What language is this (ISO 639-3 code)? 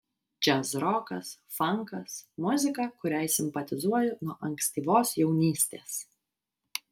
lit